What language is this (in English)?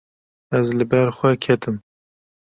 Kurdish